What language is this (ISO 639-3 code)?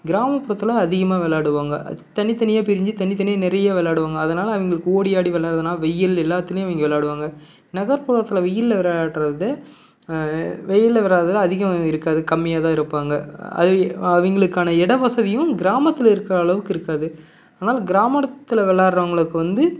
tam